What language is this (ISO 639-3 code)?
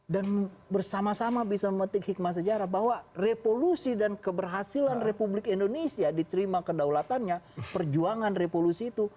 ind